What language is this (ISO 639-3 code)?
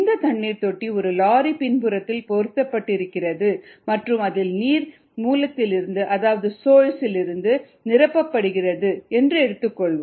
tam